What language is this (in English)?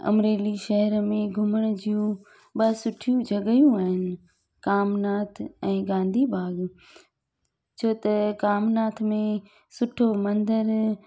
Sindhi